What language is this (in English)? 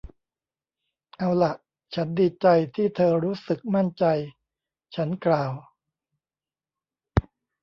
Thai